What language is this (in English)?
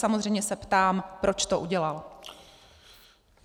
Czech